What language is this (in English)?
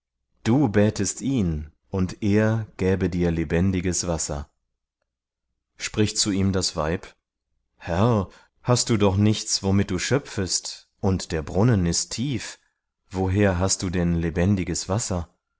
German